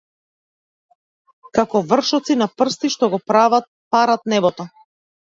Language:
Macedonian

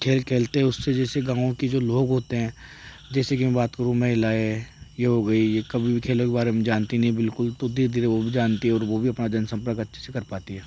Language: Hindi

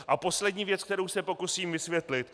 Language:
Czech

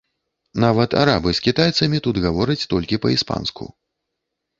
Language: Belarusian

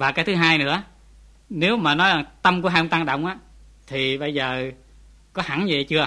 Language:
Vietnamese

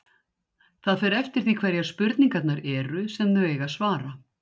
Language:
Icelandic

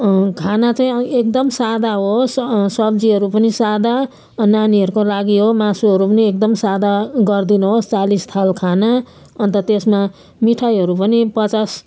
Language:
Nepali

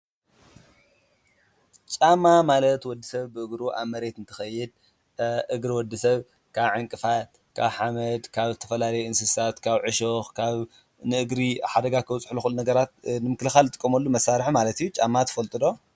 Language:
Tigrinya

